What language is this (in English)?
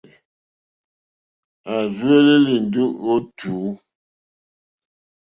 Mokpwe